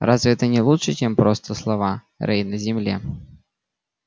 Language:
Russian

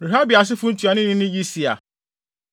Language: Akan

